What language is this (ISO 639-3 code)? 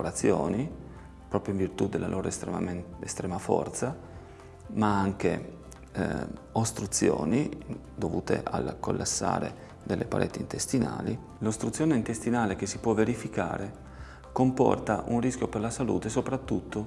ita